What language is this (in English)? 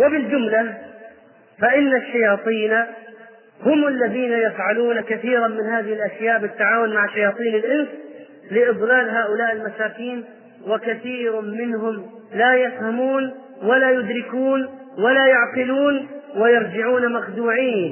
Arabic